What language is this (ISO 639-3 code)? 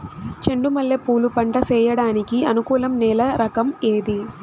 tel